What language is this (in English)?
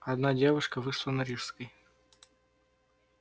Russian